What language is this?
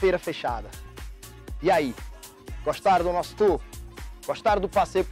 Portuguese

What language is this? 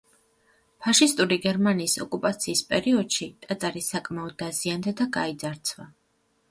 Georgian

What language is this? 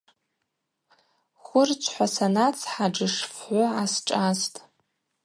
Abaza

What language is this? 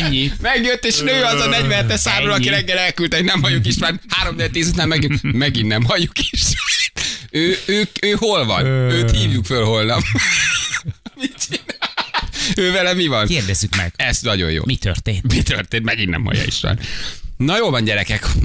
Hungarian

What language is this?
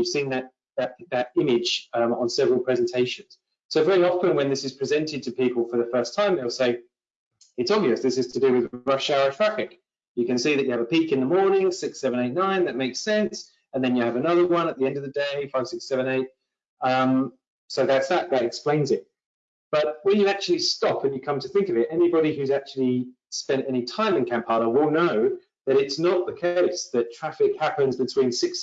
English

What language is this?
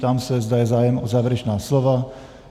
Czech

